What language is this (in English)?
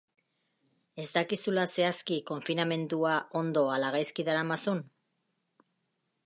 Basque